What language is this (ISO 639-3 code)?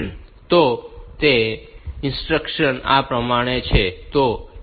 guj